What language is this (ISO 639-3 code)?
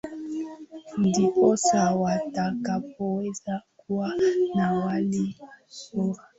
swa